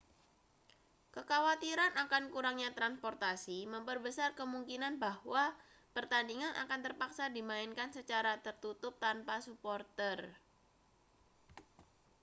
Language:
Indonesian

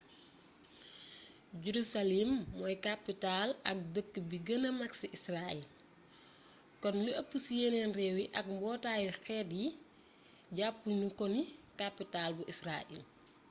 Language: Wolof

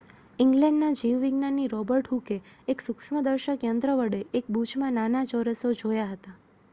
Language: Gujarati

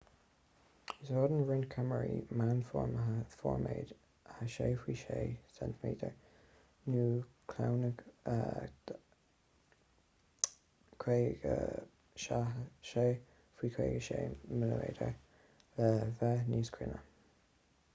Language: Irish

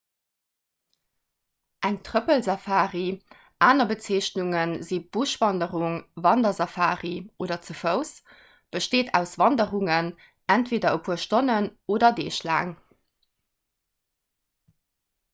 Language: Luxembourgish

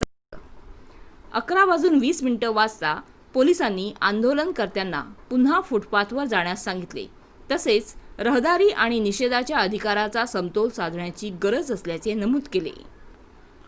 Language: Marathi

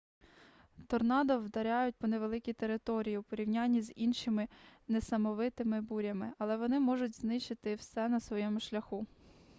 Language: Ukrainian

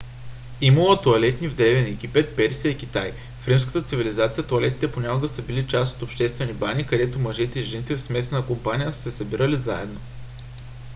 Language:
Bulgarian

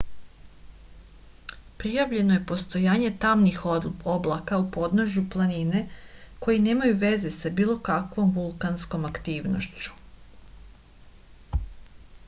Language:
Serbian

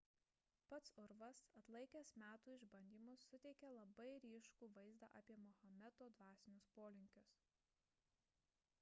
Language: Lithuanian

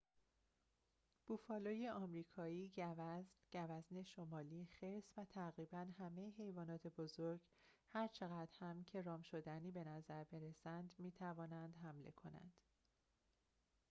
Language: Persian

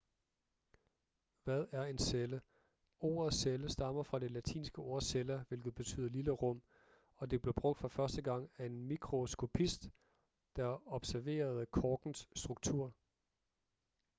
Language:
Danish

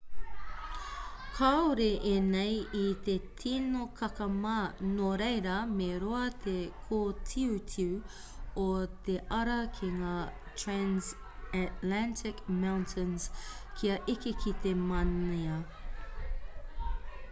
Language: Māori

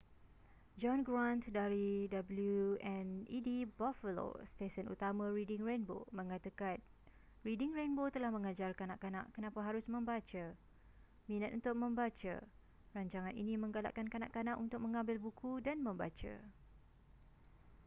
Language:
Malay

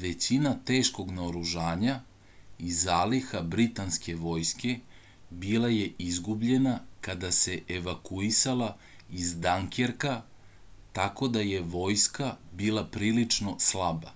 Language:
Serbian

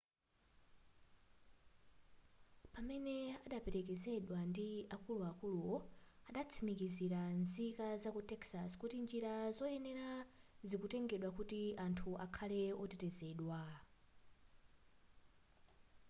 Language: Nyanja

